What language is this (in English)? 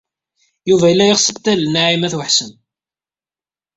Kabyle